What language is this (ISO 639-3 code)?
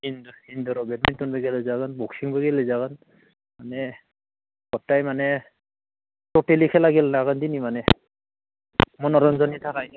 brx